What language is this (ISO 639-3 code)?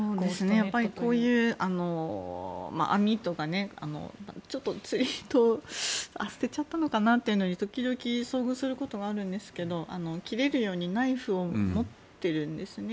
jpn